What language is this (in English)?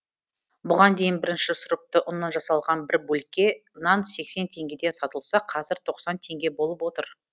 Kazakh